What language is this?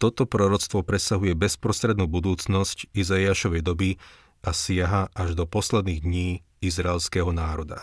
Slovak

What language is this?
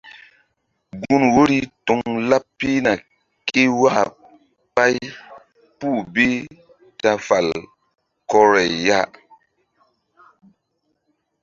Mbum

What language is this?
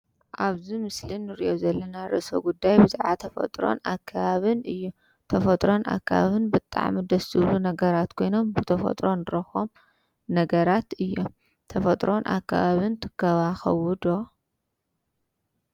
Tigrinya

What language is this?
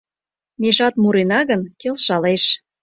Mari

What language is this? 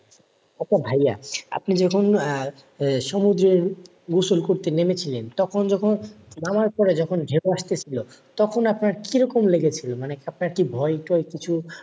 Bangla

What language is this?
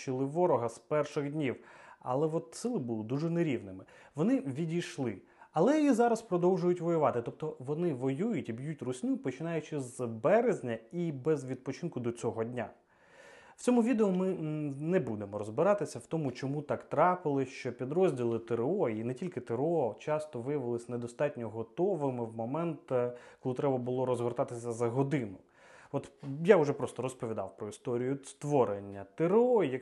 Ukrainian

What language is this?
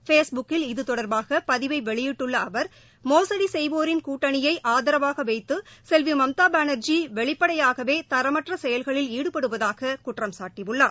Tamil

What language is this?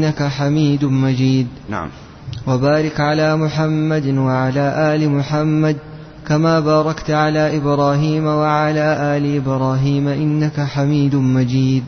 Arabic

